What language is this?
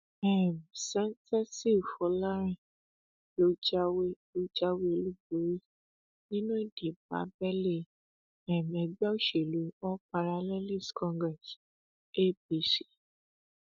Yoruba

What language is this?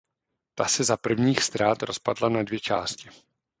Czech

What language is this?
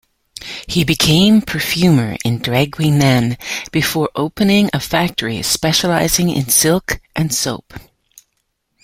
English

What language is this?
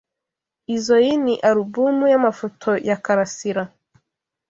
Kinyarwanda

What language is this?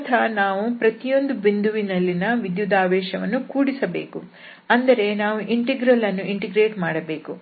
Kannada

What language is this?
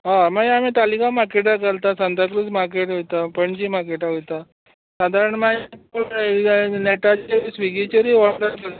Konkani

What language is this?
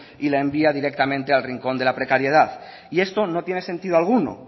Spanish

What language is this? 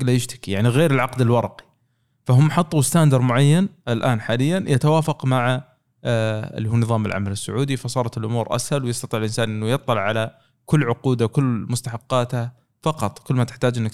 Arabic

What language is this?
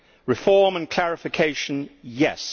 English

